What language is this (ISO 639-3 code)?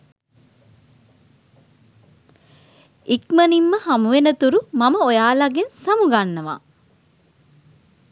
sin